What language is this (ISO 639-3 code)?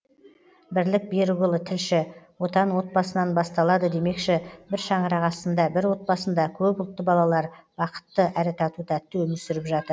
kaz